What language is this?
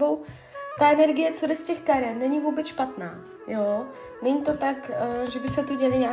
Czech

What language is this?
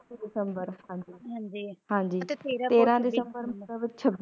Punjabi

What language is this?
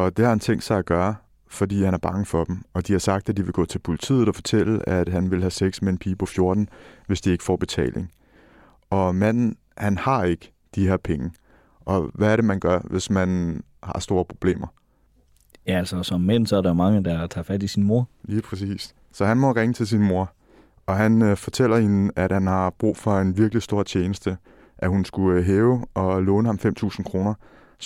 Danish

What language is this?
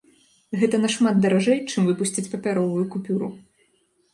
Belarusian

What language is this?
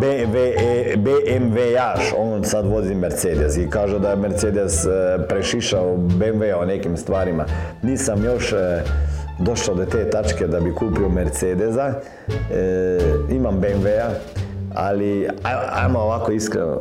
Croatian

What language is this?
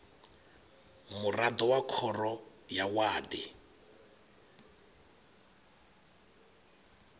Venda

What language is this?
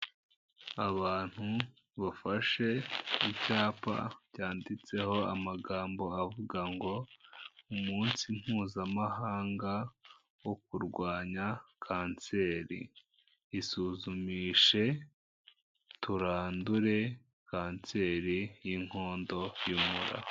Kinyarwanda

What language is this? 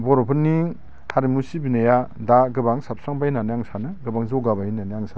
Bodo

